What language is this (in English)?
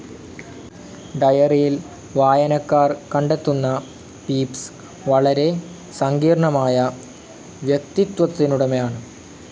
Malayalam